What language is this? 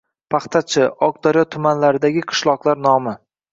Uzbek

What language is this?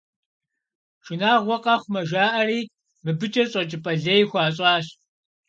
Kabardian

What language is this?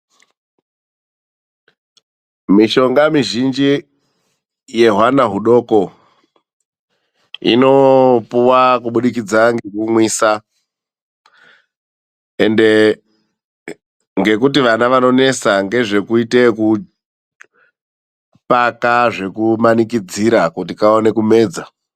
Ndau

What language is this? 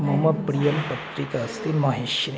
Sanskrit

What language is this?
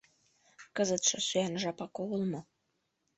Mari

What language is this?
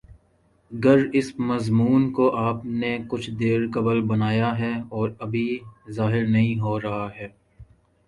Urdu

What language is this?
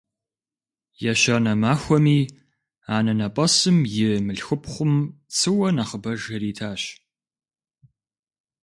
Kabardian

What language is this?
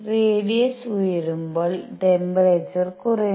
Malayalam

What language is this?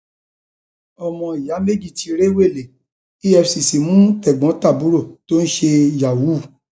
Yoruba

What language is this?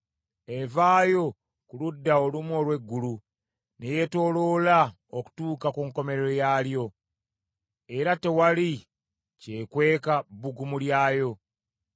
Ganda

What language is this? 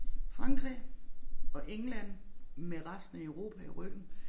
Danish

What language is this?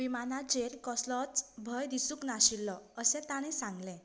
Konkani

